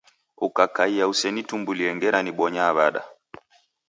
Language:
Taita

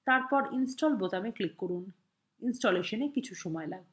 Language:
Bangla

